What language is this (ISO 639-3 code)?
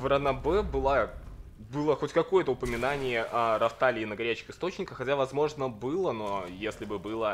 rus